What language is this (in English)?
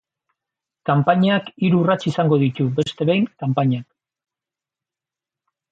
Basque